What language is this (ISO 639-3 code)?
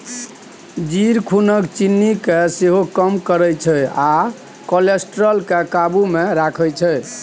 mai